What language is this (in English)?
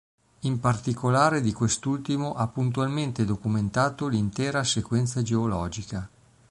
Italian